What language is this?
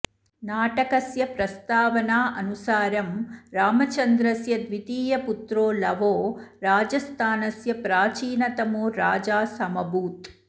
Sanskrit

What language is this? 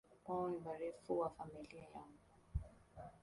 Swahili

